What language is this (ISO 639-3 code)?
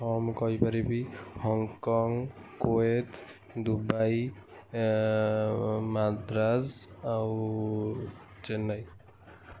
ori